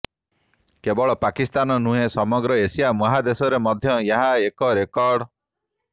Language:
Odia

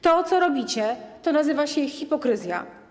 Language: Polish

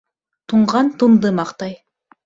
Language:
Bashkir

